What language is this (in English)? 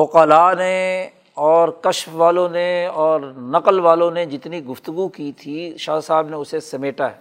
Urdu